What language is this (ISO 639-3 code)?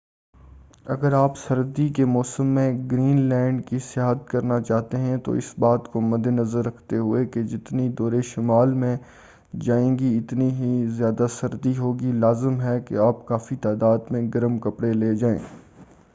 urd